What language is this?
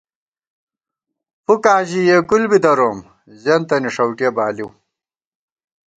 Gawar-Bati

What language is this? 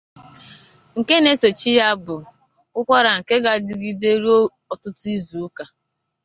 Igbo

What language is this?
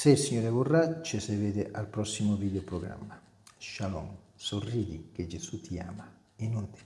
Italian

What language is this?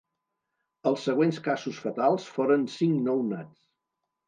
Catalan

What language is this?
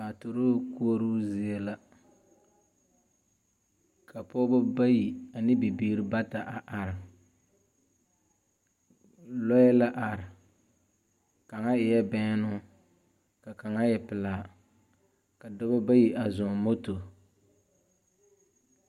Southern Dagaare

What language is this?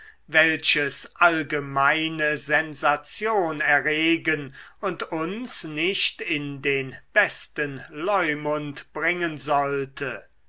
German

